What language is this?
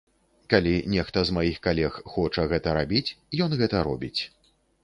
Belarusian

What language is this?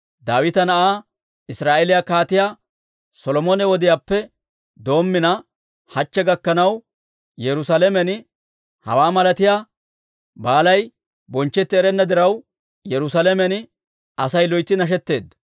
Dawro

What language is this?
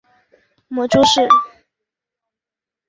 Chinese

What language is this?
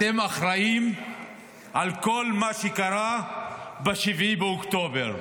Hebrew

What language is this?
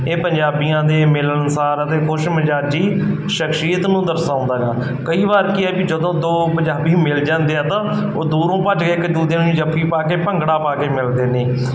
Punjabi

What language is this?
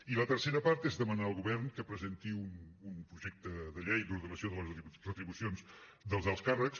Catalan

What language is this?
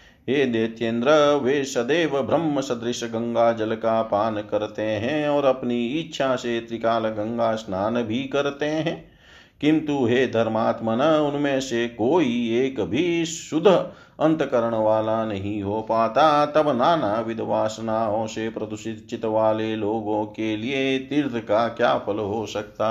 Hindi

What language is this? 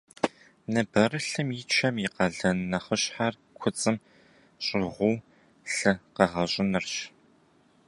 Kabardian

